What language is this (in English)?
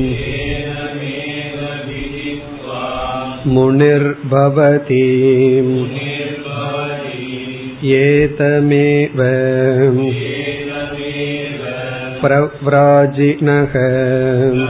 Tamil